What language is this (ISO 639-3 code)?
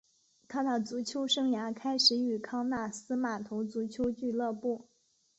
zho